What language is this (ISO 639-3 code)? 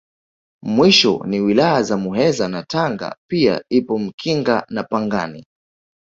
swa